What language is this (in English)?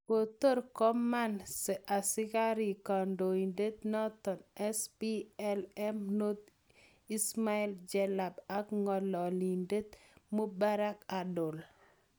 Kalenjin